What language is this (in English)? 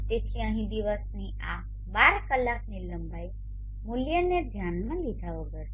Gujarati